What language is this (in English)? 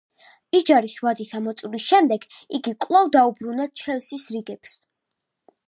Georgian